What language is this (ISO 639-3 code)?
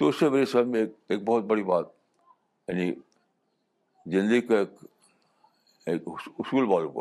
urd